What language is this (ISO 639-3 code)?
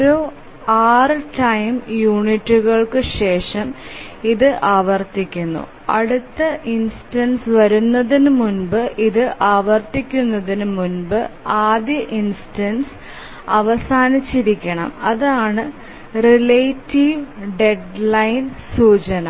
mal